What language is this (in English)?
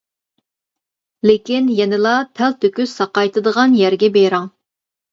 Uyghur